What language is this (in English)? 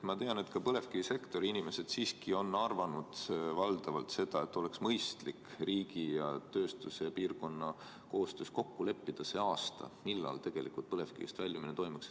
Estonian